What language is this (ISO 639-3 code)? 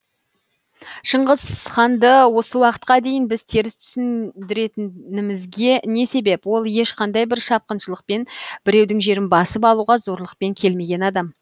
kaz